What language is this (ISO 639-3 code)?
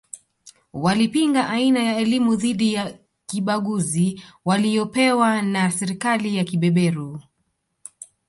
swa